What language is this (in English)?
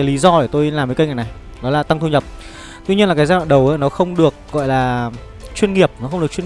Vietnamese